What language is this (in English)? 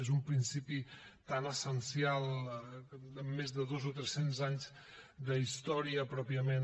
Catalan